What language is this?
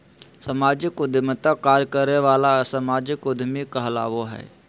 Magahi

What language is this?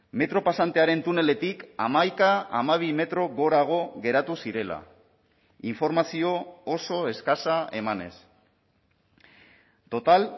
Basque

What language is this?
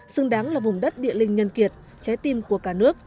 Vietnamese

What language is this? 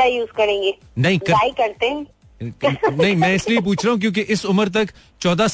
Hindi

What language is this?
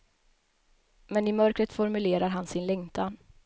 Swedish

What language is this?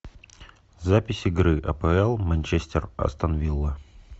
Russian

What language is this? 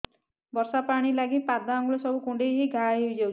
Odia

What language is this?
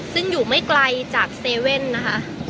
Thai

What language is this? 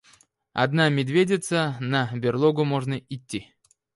Russian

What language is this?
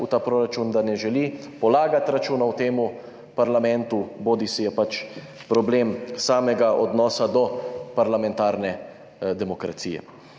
Slovenian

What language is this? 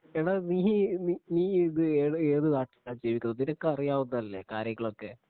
Malayalam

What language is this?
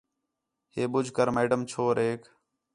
Khetrani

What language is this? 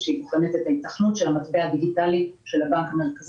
Hebrew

